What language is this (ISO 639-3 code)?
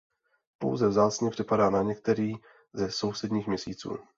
ces